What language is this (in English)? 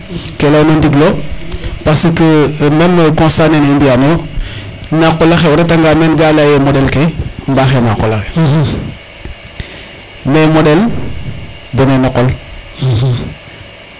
Serer